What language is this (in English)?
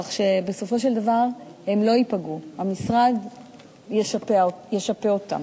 Hebrew